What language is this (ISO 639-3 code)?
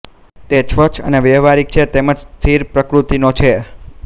guj